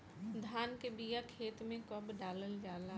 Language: Bhojpuri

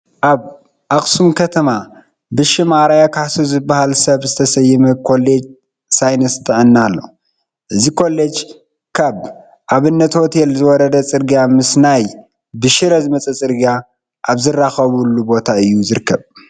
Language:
Tigrinya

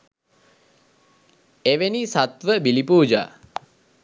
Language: Sinhala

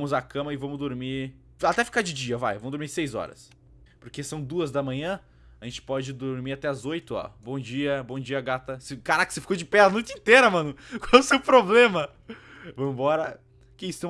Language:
Portuguese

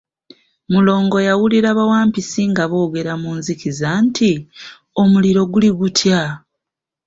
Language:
Ganda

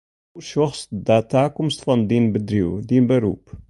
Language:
Western Frisian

